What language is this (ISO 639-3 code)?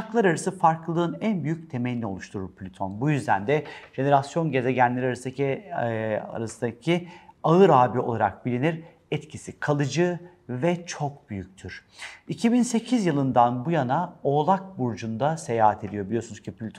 tur